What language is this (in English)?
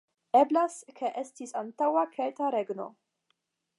Esperanto